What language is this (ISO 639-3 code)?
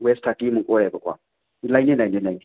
mni